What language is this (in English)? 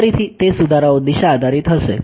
Gujarati